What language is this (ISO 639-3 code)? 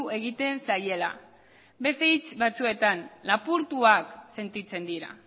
eus